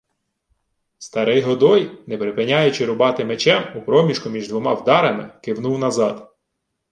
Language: Ukrainian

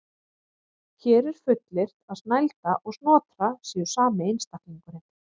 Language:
Icelandic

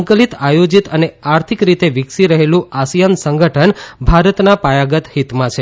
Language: Gujarati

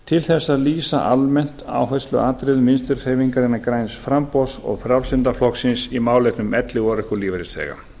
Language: Icelandic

